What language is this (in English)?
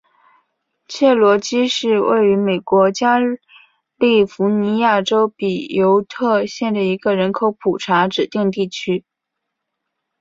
Chinese